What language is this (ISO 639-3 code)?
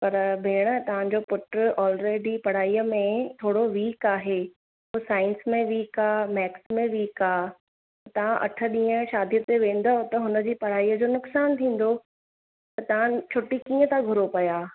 snd